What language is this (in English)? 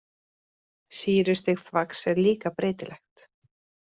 Icelandic